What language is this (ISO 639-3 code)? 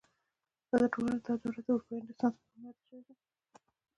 pus